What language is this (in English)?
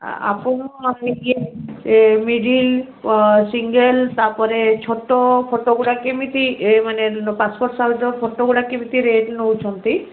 Odia